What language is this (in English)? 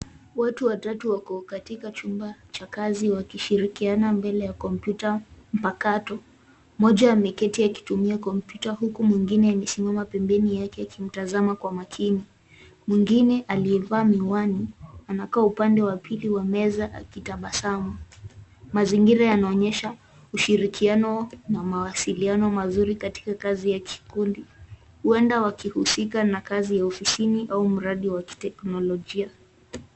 Swahili